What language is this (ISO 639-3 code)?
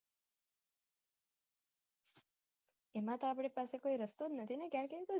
guj